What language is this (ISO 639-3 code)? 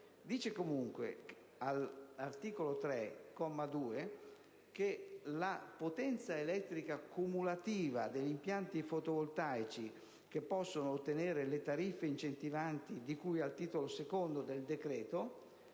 ita